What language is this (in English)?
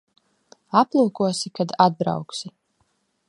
Latvian